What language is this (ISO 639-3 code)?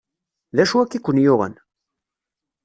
kab